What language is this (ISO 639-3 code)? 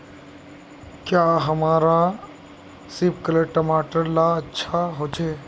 mag